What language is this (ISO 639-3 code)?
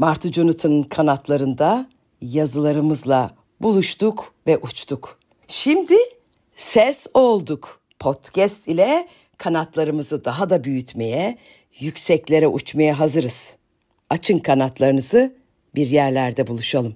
tur